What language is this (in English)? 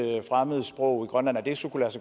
Danish